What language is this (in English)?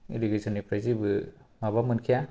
Bodo